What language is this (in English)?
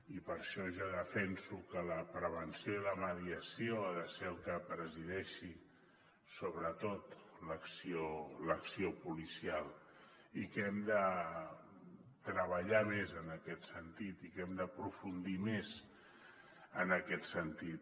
Catalan